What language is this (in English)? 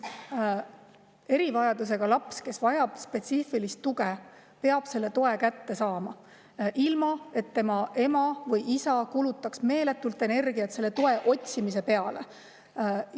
Estonian